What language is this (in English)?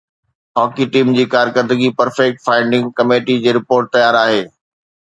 Sindhi